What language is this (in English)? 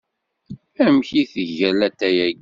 Kabyle